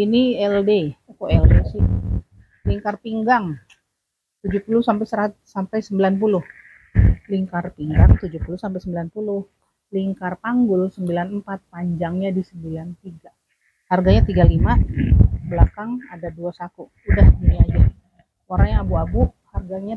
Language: Indonesian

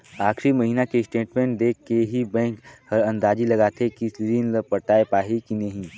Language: Chhattisgarhi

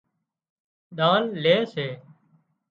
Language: Wadiyara Koli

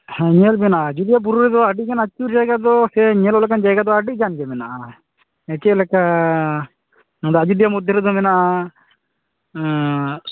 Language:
Santali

